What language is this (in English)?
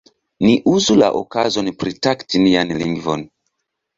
Esperanto